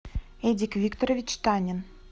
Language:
Russian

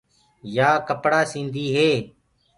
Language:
Gurgula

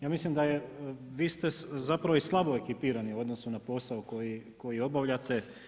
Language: Croatian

